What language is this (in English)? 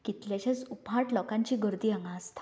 Konkani